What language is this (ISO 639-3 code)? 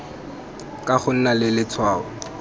tsn